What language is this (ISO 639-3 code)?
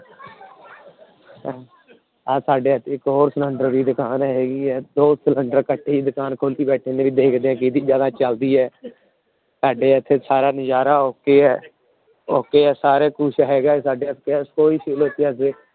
pan